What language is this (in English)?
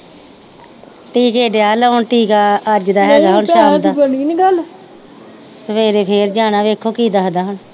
Punjabi